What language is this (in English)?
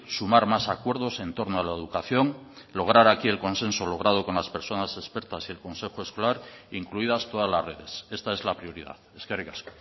Spanish